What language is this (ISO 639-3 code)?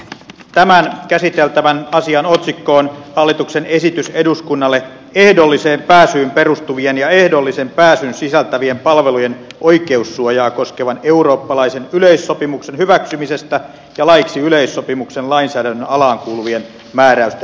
fin